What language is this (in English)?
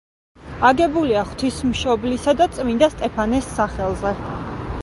Georgian